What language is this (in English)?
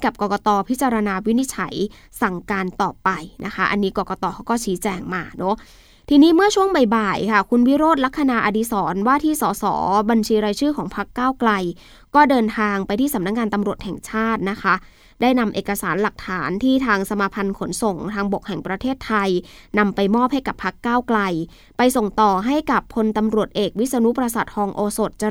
Thai